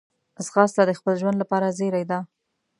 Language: Pashto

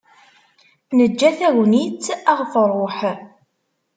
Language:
Kabyle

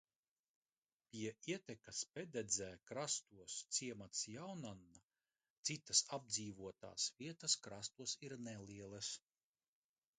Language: Latvian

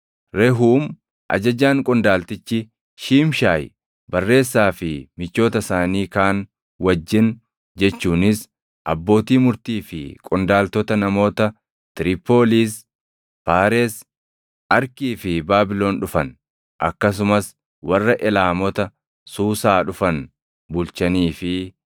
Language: Oromo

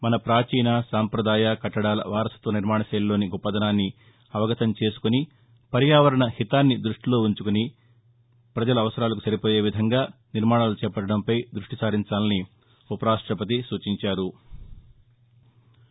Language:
Telugu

